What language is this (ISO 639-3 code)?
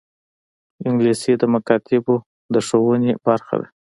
pus